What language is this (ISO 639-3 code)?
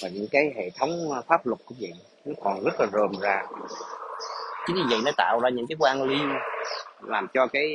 vie